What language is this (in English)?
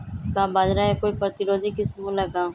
Magahi